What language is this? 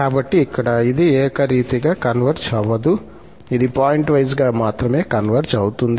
Telugu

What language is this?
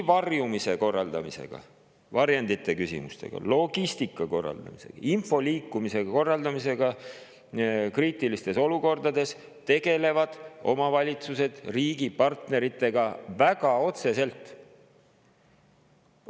Estonian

